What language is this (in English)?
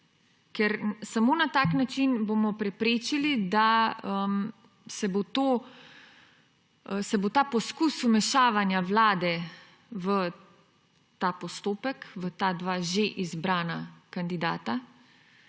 Slovenian